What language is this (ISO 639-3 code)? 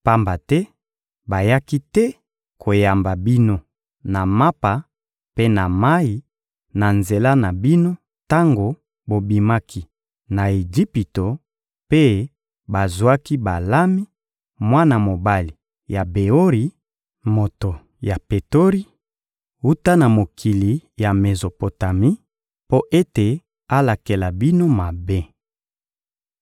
lin